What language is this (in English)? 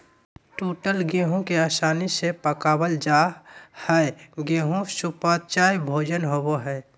Magahi